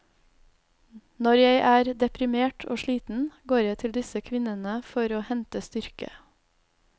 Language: Norwegian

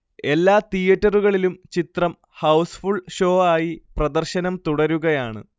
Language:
Malayalam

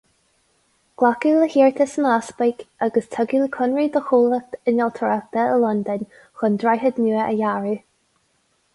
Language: Irish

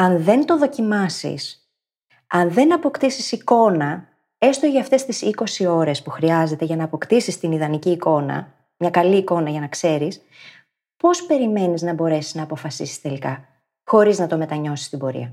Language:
Greek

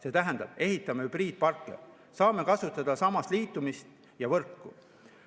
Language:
Estonian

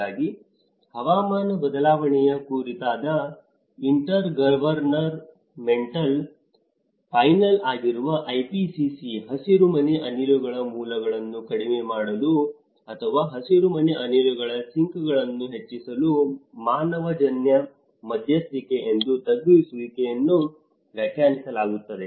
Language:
Kannada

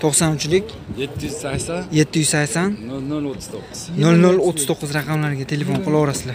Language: Turkish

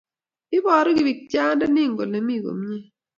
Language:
Kalenjin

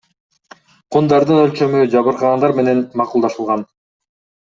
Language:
Kyrgyz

